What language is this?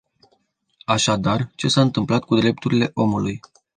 Romanian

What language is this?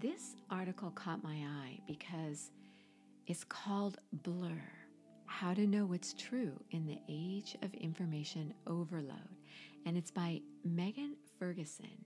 English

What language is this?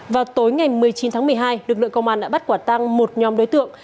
Vietnamese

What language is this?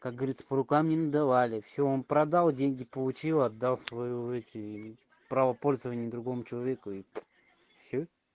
Russian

